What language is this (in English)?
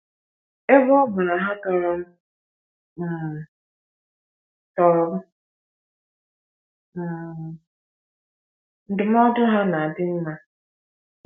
Igbo